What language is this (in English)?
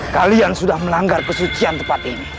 Indonesian